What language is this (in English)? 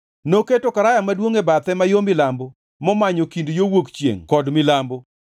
Luo (Kenya and Tanzania)